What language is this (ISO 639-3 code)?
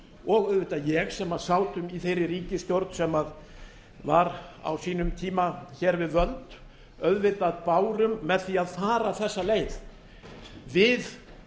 isl